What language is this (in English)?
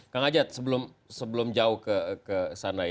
Indonesian